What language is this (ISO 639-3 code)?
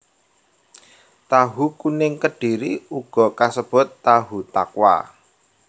jav